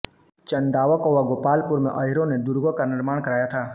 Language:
Hindi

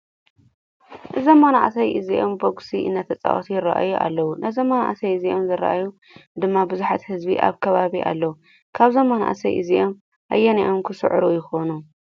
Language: Tigrinya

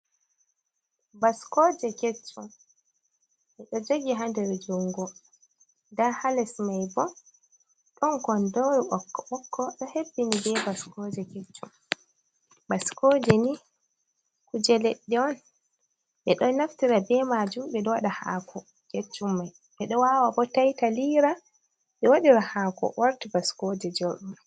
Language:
Fula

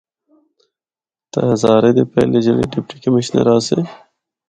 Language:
Northern Hindko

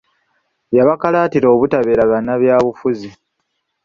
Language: Ganda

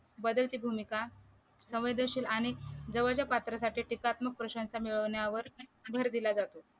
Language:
Marathi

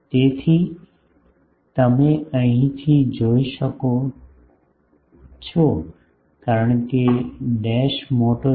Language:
Gujarati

